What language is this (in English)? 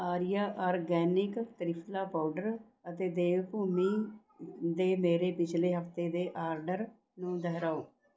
Punjabi